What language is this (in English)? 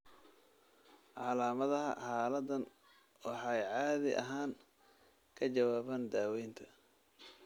Somali